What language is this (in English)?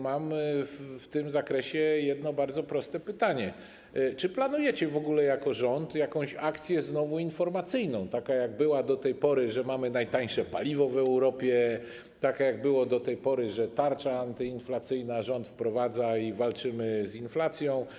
Polish